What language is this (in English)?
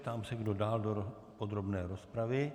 Czech